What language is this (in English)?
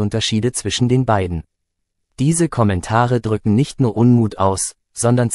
German